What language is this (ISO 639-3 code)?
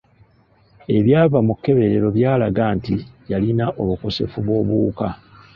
lug